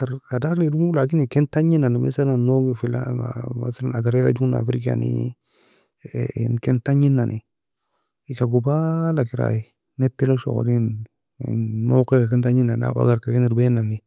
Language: Nobiin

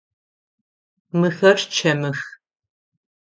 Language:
Adyghe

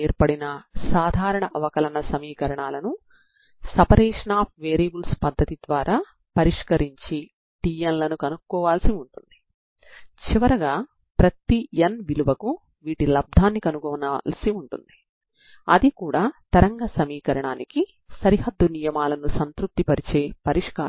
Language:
Telugu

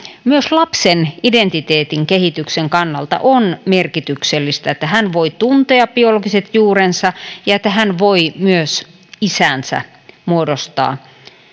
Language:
Finnish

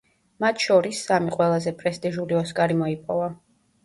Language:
Georgian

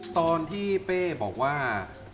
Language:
Thai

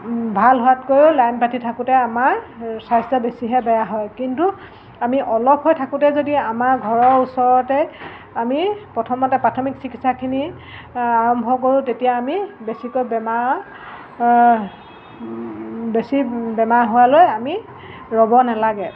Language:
Assamese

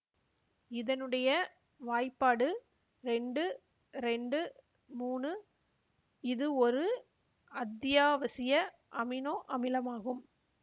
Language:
Tamil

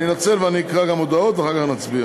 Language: Hebrew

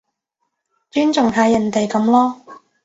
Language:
Cantonese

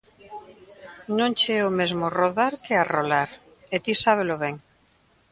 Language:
Galician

